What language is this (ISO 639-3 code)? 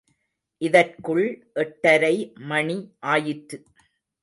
tam